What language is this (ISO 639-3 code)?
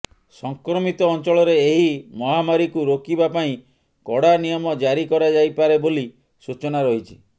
ori